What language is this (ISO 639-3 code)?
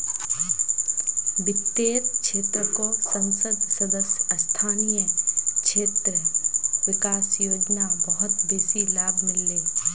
mag